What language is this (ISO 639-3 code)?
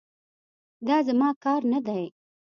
pus